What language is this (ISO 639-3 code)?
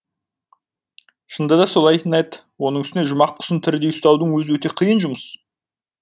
kaz